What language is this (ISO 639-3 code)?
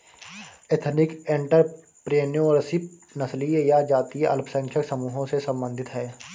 hin